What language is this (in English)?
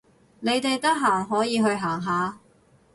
Cantonese